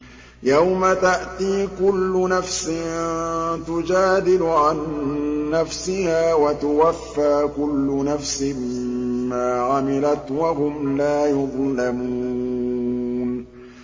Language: Arabic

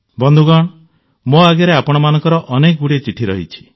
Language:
Odia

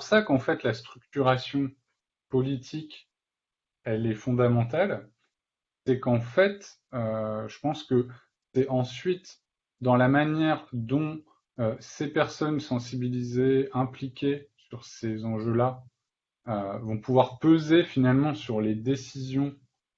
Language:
French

